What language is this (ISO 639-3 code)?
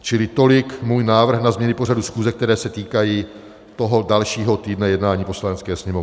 ces